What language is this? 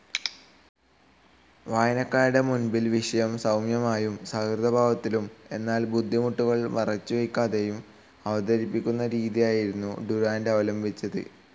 Malayalam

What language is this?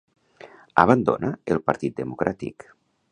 Catalan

